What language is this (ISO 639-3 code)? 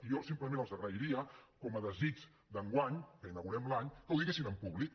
cat